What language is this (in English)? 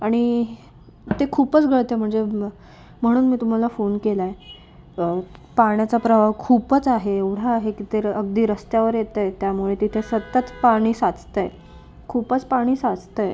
Marathi